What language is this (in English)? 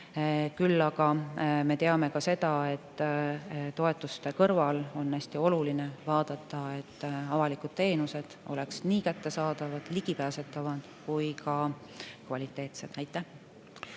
Estonian